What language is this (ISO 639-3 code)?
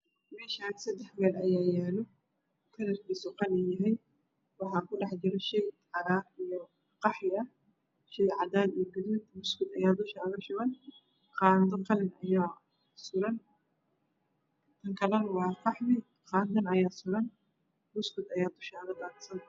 som